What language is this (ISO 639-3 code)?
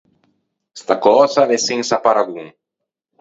lij